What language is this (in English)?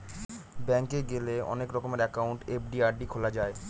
Bangla